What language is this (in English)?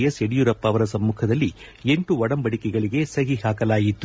Kannada